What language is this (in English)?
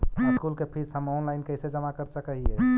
Magahi